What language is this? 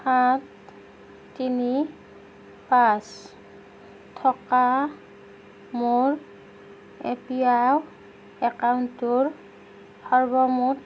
Assamese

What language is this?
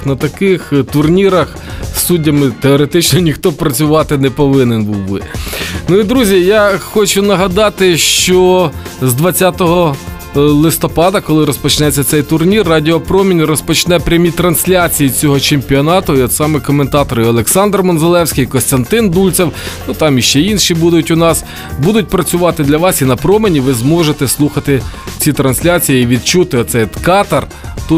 Ukrainian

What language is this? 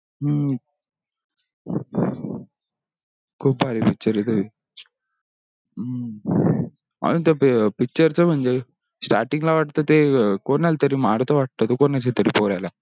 Marathi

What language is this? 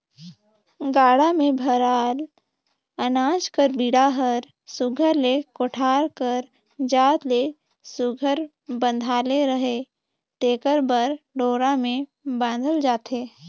Chhattisgarhi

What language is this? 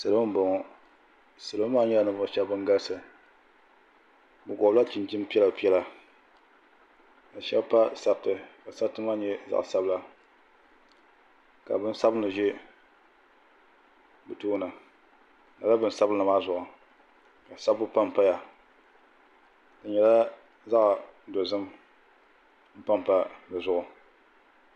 Dagbani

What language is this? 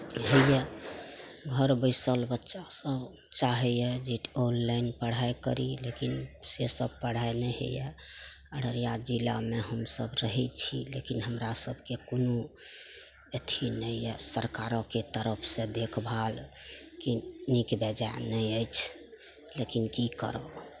Maithili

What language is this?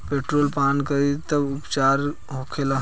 Bhojpuri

